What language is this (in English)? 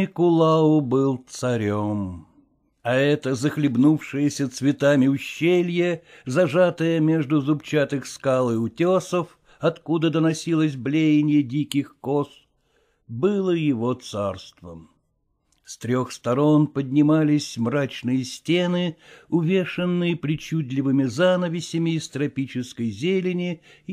Russian